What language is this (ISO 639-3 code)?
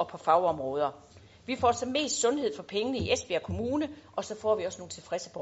dan